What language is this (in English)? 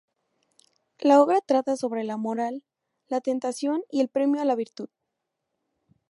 Spanish